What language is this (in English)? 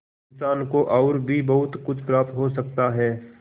Hindi